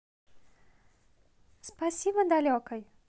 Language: Russian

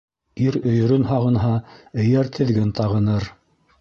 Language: Bashkir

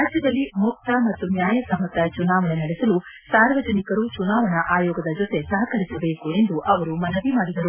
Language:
Kannada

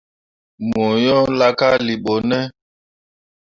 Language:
Mundang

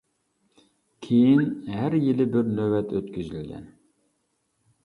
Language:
Uyghur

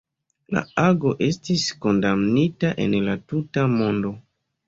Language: Esperanto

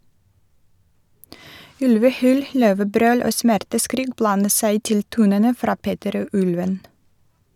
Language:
Norwegian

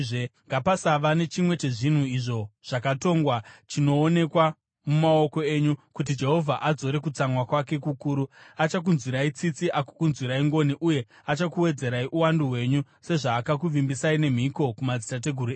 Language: Shona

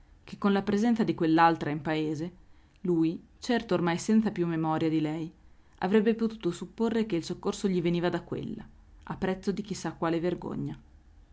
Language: Italian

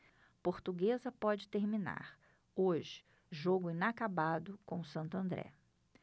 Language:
Portuguese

